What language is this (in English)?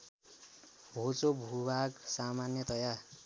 Nepali